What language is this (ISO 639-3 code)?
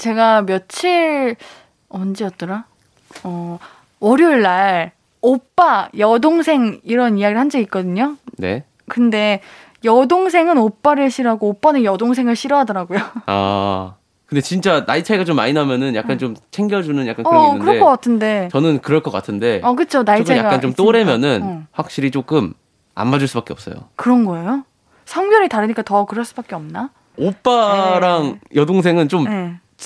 kor